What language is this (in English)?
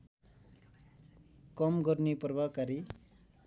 Nepali